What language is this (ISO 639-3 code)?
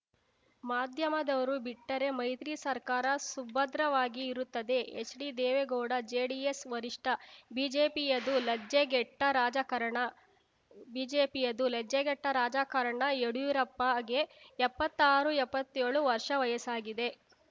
kan